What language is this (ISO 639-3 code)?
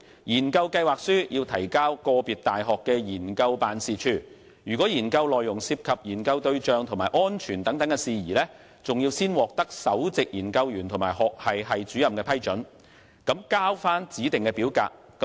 yue